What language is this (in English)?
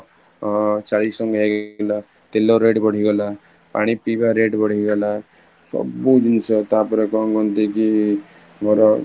Odia